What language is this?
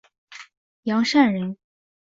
Chinese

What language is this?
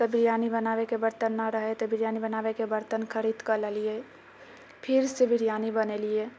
Maithili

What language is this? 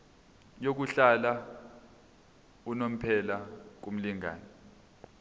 Zulu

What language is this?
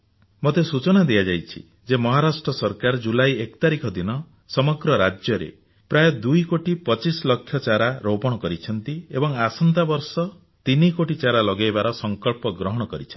Odia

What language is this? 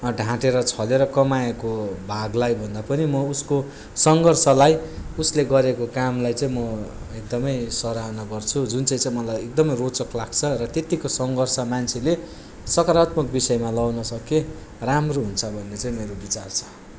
Nepali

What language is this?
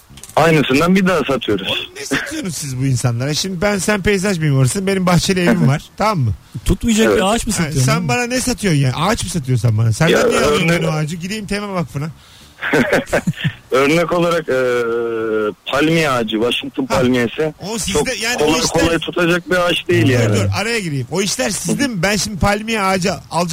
Turkish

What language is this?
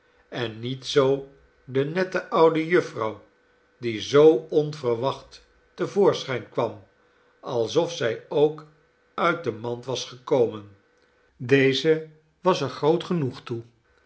Dutch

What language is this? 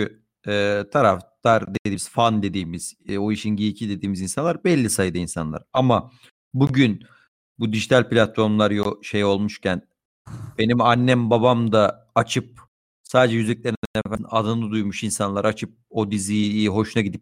Turkish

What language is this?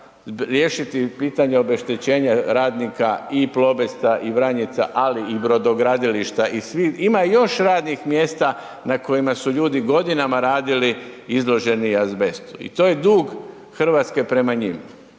Croatian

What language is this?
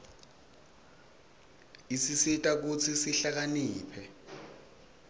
Swati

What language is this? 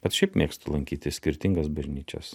Lithuanian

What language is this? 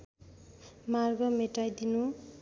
Nepali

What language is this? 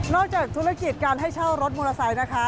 Thai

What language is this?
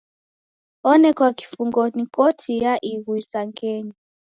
Taita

